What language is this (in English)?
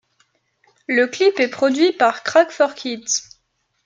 French